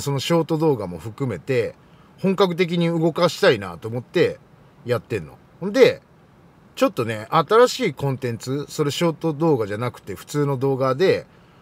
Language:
Japanese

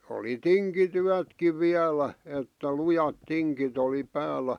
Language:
Finnish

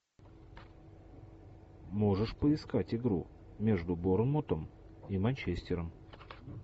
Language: Russian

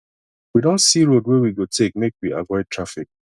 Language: Nigerian Pidgin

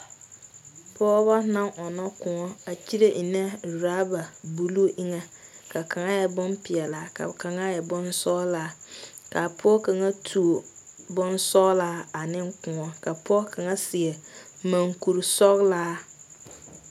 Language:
Southern Dagaare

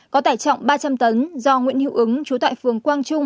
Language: Vietnamese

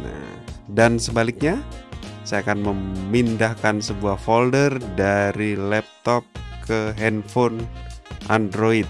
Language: Indonesian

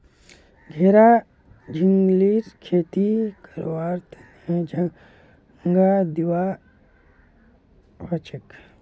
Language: Magahi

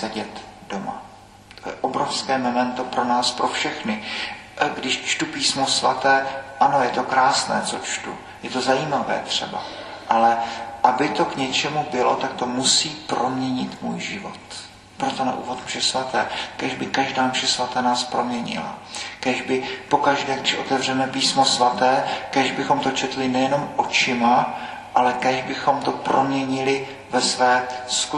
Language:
Czech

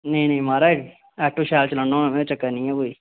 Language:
Dogri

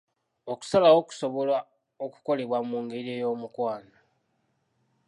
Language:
Ganda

